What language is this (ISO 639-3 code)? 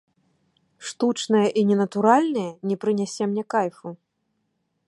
bel